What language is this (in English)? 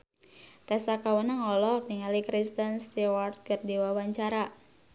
Sundanese